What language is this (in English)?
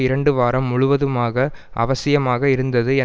Tamil